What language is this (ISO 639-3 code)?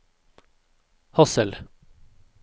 nor